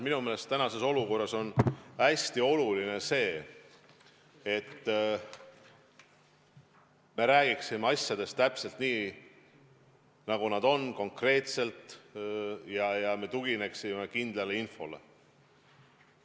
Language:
Estonian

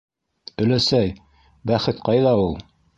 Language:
Bashkir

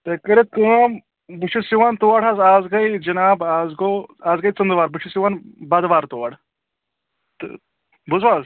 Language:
Kashmiri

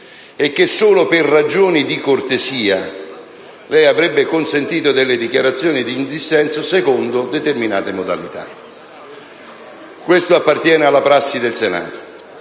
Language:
Italian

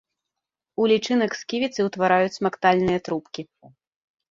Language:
Belarusian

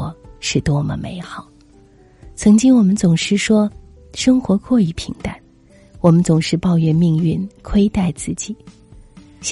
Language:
Chinese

